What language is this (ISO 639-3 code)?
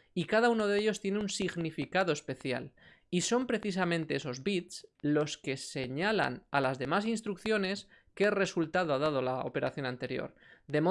spa